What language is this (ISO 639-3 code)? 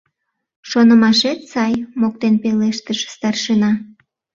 chm